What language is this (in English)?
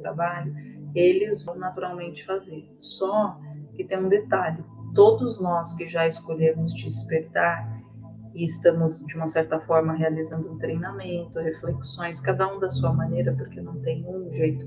Portuguese